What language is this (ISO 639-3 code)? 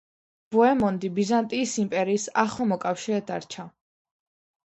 kat